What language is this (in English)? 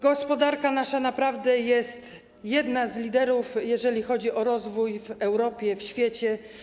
Polish